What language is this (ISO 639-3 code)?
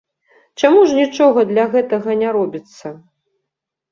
bel